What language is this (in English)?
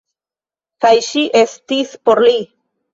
Esperanto